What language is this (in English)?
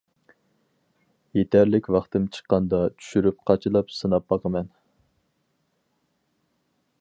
Uyghur